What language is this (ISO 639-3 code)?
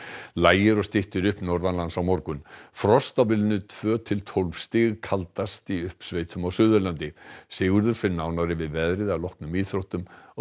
isl